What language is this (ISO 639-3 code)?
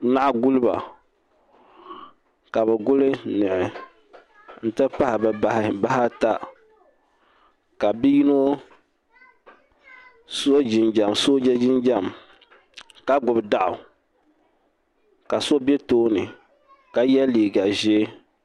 dag